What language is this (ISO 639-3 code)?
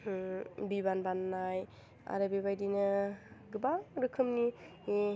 brx